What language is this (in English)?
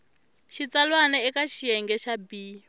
Tsonga